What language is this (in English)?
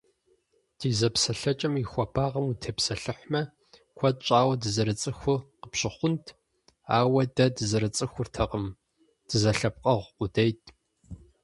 Kabardian